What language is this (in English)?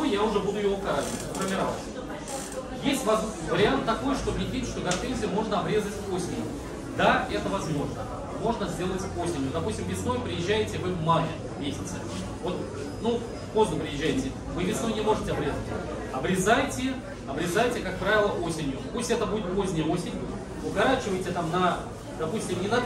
Russian